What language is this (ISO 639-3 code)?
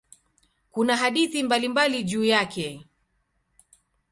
swa